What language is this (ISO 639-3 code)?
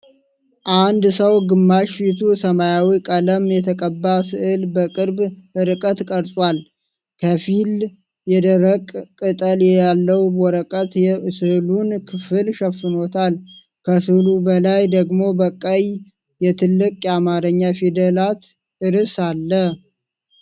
amh